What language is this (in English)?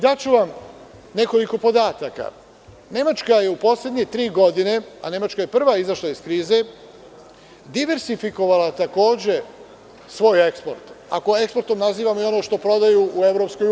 Serbian